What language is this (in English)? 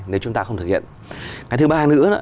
Vietnamese